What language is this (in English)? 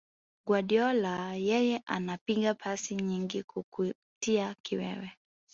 Swahili